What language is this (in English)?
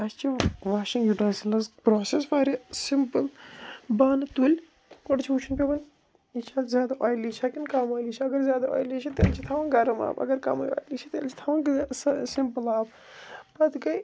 Kashmiri